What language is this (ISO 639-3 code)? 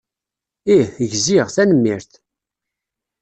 kab